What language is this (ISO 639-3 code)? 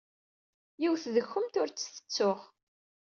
kab